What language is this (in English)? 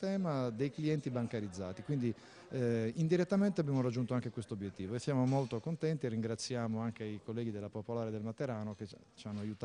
Italian